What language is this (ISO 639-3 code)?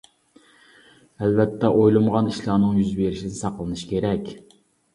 uig